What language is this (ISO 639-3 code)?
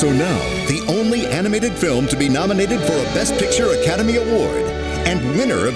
eng